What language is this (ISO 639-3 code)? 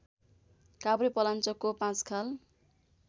nep